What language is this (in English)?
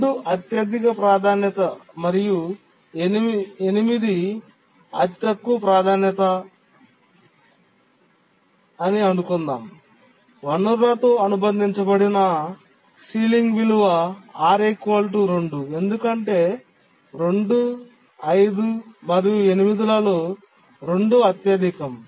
Telugu